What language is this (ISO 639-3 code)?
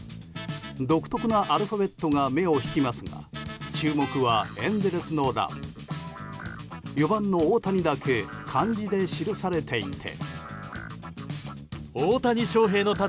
jpn